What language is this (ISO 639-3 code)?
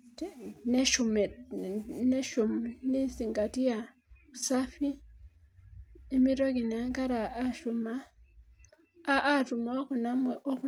mas